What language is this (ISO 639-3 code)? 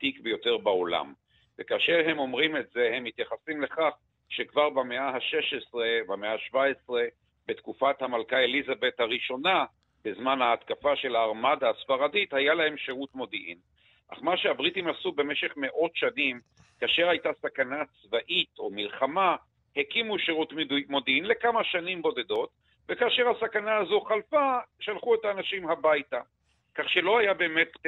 heb